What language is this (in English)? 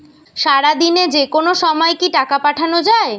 Bangla